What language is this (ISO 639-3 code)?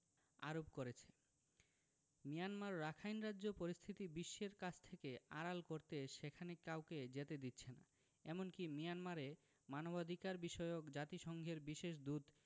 ben